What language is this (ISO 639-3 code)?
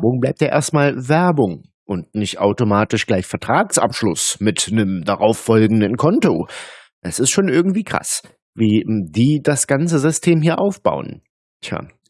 deu